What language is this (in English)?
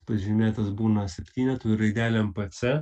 Lithuanian